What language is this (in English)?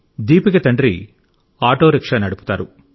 Telugu